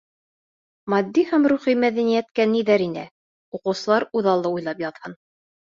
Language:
Bashkir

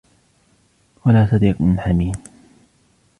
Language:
Arabic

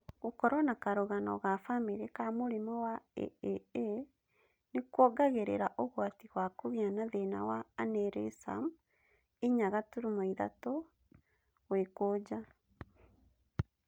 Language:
Kikuyu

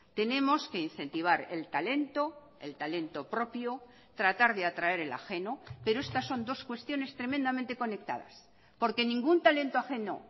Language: Spanish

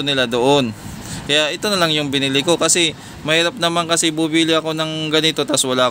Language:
Filipino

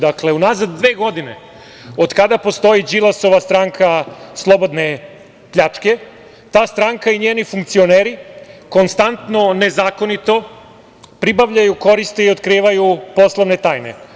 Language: Serbian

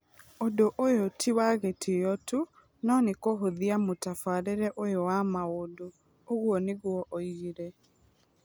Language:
Kikuyu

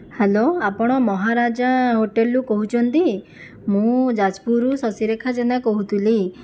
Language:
Odia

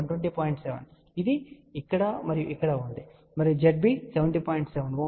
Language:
Telugu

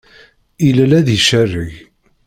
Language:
Kabyle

